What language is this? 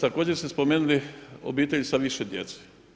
Croatian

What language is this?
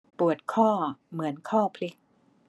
Thai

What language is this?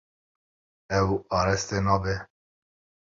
Kurdish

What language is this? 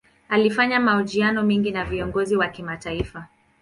Swahili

